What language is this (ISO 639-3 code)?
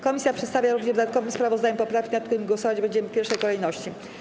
pol